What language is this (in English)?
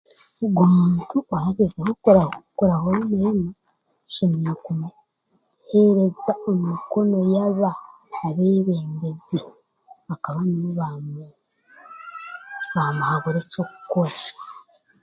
Chiga